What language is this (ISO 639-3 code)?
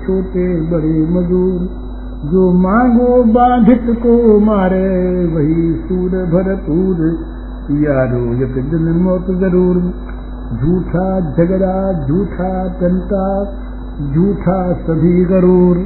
hin